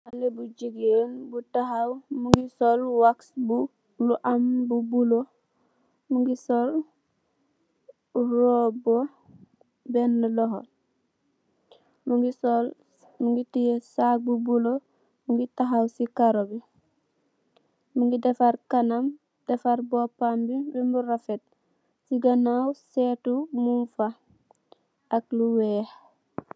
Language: Wolof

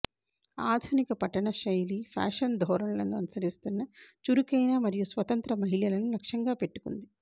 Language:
Telugu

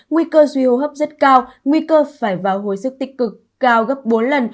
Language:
Vietnamese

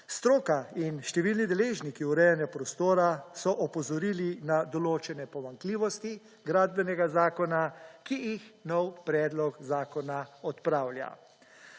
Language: Slovenian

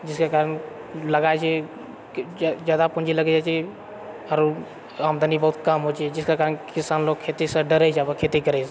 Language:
Maithili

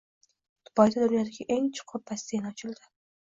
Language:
Uzbek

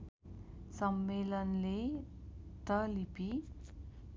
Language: Nepali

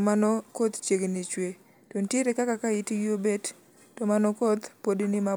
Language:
Luo (Kenya and Tanzania)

